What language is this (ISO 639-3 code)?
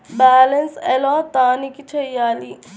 tel